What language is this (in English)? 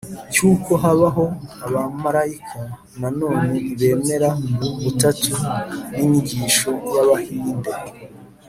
Kinyarwanda